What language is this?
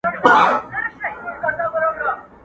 Pashto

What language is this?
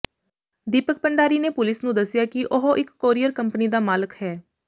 Punjabi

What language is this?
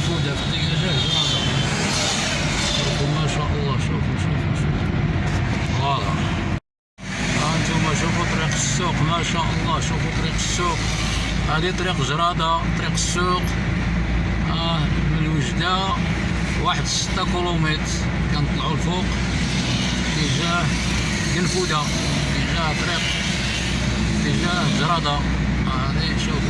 Arabic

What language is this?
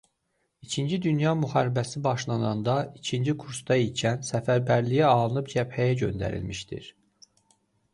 Azerbaijani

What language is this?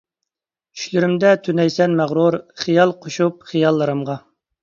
Uyghur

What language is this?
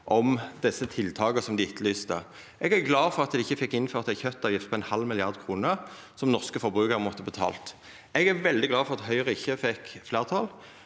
Norwegian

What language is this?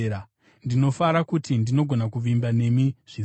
Shona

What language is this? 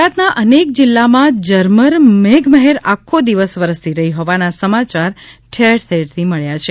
Gujarati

